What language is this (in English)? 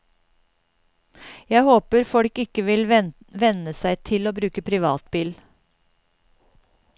Norwegian